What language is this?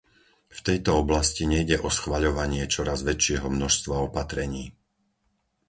Slovak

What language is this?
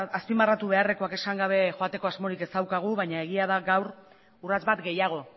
Basque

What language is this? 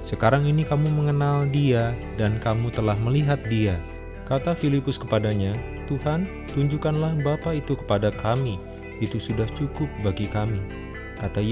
Indonesian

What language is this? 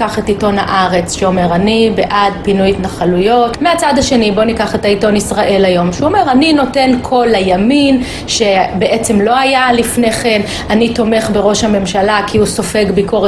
Hebrew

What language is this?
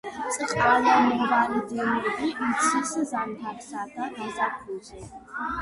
Georgian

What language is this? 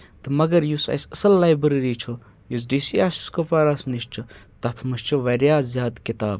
Kashmiri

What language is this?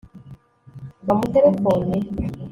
Kinyarwanda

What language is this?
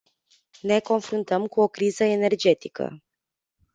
Romanian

